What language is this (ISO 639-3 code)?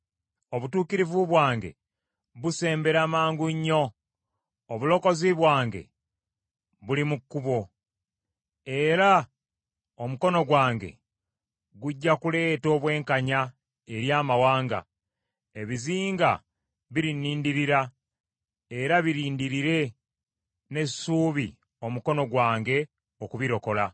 lug